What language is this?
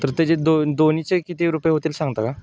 Marathi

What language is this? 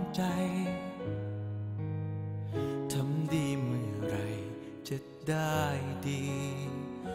Thai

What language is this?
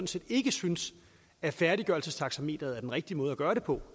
Danish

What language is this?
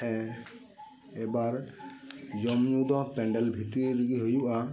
Santali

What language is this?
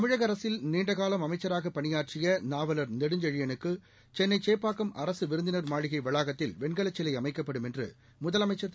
Tamil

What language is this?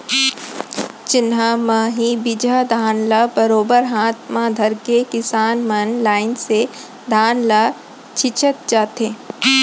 Chhattisgarhi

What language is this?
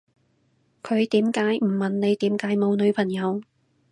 Cantonese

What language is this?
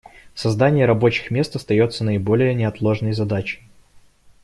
Russian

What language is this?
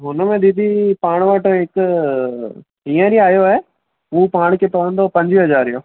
Sindhi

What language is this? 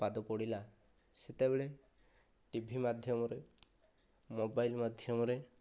Odia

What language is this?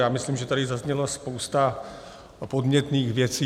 Czech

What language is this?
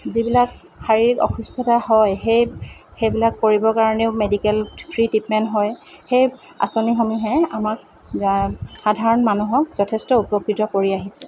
Assamese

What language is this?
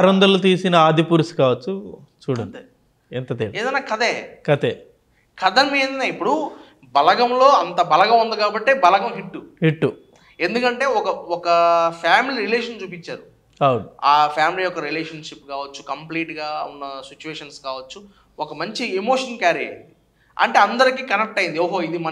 Telugu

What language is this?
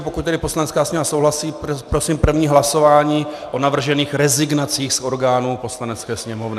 Czech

